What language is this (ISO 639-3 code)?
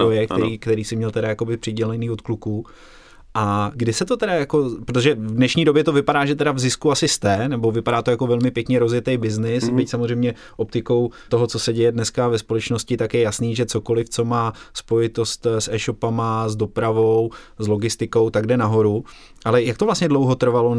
ces